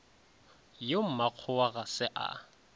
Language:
Northern Sotho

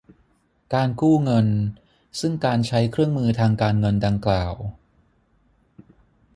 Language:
Thai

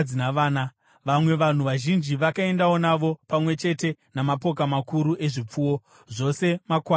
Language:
Shona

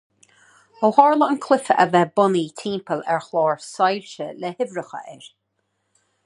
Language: Irish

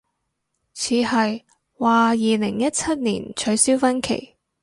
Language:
Cantonese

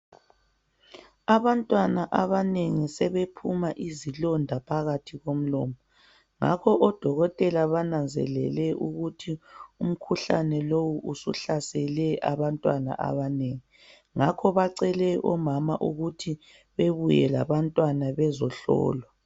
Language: North Ndebele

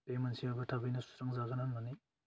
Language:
Bodo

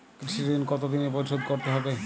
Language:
Bangla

